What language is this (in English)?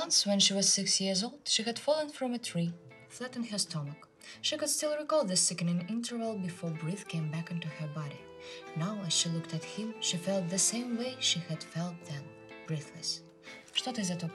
Russian